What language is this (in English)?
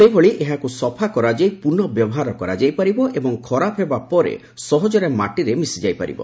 Odia